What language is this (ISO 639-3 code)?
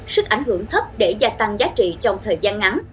vie